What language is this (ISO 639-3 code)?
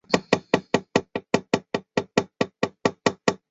zho